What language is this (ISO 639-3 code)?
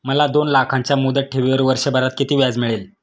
mar